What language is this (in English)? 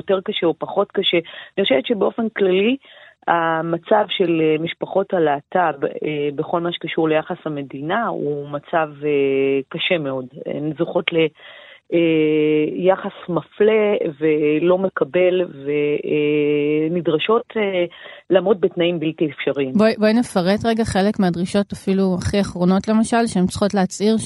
Hebrew